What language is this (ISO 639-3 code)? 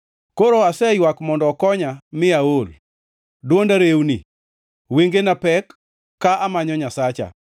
luo